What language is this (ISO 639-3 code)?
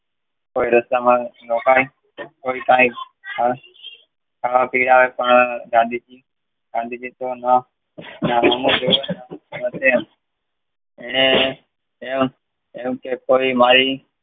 guj